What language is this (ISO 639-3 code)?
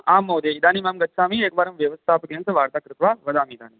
san